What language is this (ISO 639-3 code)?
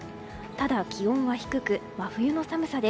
jpn